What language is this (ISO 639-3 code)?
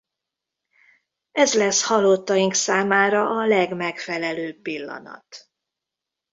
hun